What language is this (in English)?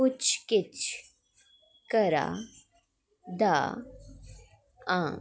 Dogri